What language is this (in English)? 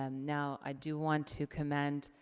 English